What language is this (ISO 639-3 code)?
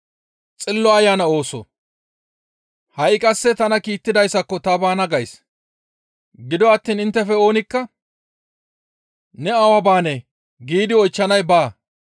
gmv